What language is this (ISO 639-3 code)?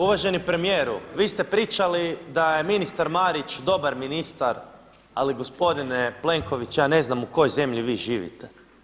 hrv